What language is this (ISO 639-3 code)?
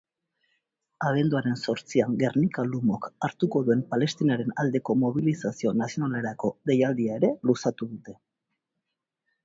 eus